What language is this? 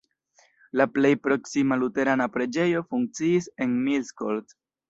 Esperanto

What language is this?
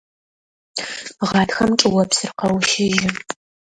Adyghe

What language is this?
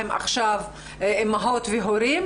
Hebrew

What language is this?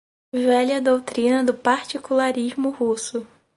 Portuguese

